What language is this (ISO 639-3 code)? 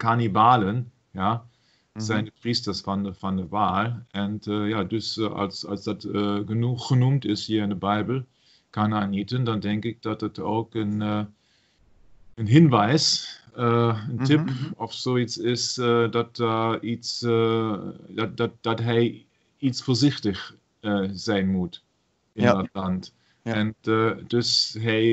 nld